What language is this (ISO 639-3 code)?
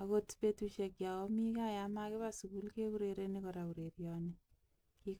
kln